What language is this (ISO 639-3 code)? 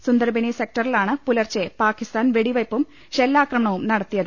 mal